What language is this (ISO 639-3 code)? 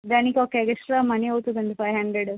tel